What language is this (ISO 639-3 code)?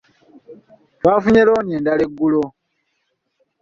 lug